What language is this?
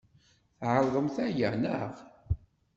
Kabyle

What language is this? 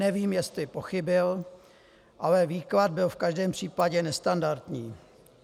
Czech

